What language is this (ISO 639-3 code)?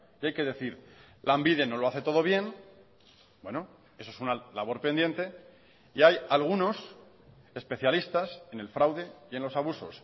spa